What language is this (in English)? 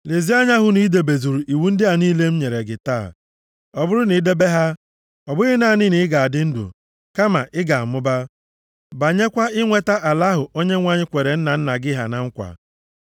Igbo